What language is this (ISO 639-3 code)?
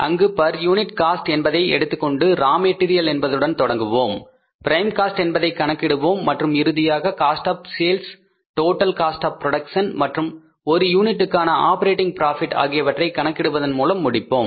tam